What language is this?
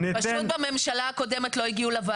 Hebrew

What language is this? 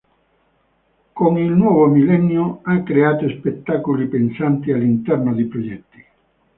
Italian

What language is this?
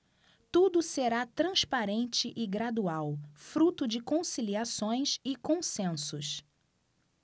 Portuguese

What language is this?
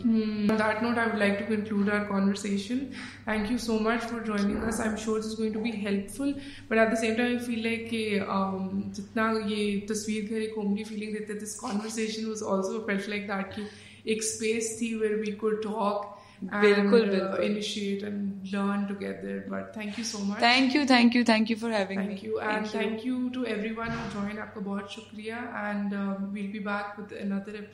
Urdu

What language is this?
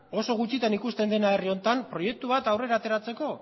Basque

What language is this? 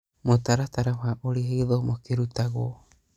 Kikuyu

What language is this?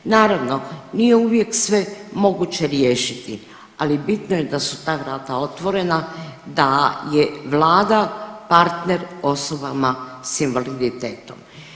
Croatian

